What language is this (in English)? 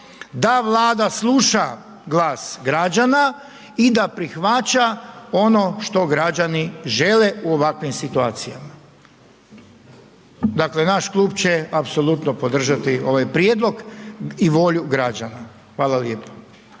Croatian